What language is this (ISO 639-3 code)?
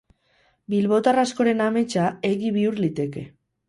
eus